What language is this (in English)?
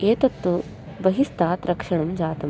Sanskrit